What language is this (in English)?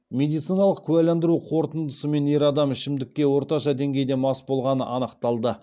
Kazakh